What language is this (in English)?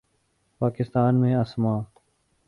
Urdu